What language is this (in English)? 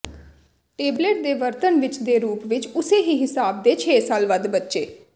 Punjabi